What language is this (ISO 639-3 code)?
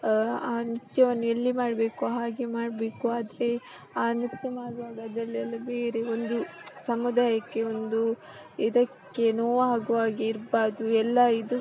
kan